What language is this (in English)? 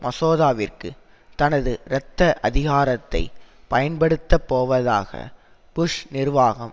Tamil